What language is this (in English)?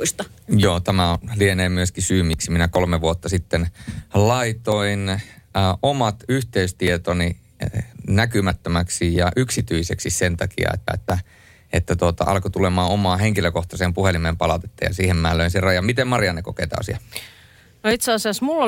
Finnish